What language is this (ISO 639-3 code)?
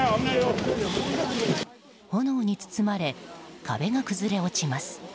jpn